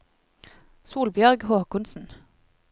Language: Norwegian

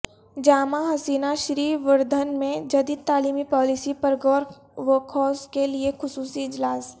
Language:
Urdu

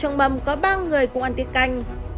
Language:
Vietnamese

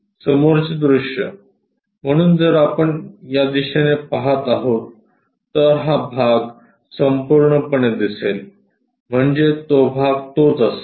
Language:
Marathi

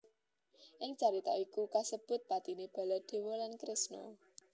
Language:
Javanese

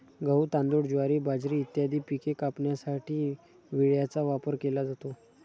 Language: Marathi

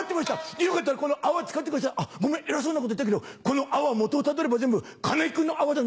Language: Japanese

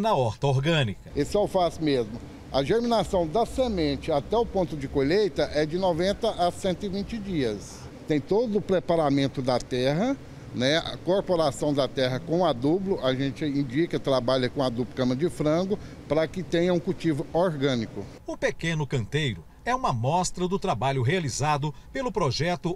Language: Portuguese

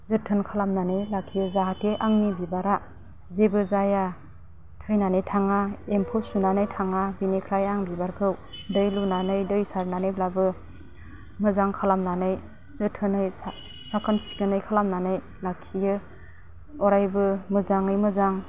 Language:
Bodo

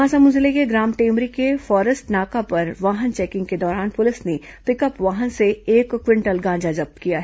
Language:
Hindi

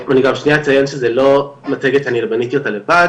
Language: Hebrew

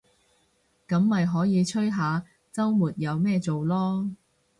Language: Cantonese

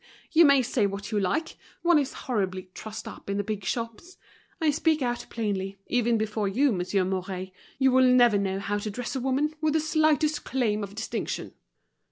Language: English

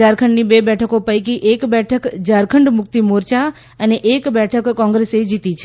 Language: Gujarati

